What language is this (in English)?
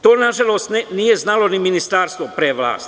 Serbian